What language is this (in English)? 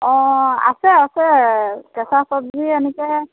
Assamese